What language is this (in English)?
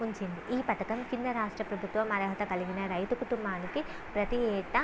Telugu